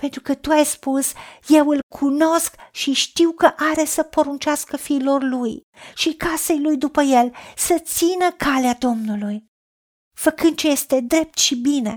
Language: Romanian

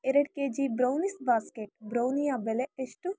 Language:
Kannada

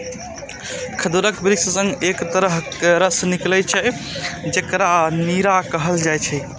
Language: Maithili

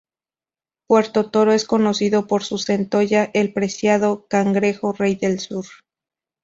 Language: Spanish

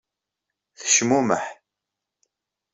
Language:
Kabyle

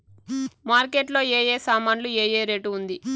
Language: Telugu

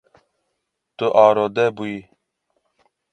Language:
Kurdish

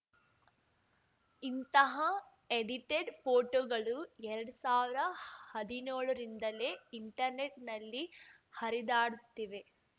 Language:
Kannada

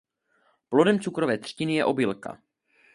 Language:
Czech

